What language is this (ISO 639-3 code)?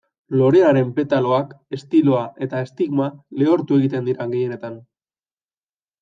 eus